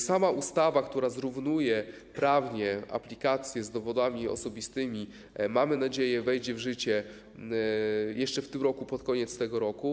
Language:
Polish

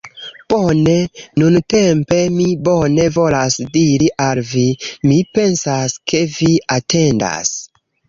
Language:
Esperanto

